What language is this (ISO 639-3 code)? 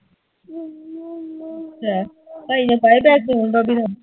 pan